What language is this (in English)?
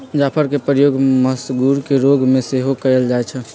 Magahi